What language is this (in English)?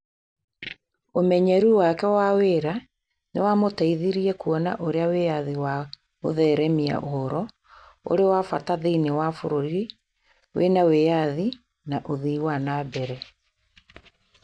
Kikuyu